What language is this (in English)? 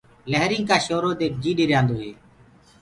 Gurgula